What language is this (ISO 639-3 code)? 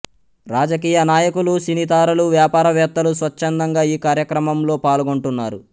tel